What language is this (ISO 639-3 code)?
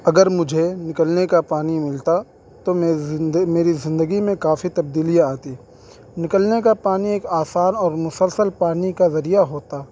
urd